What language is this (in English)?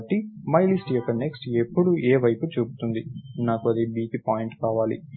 Telugu